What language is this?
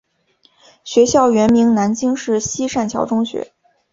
Chinese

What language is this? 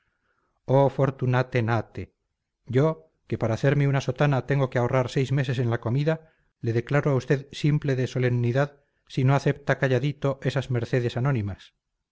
Spanish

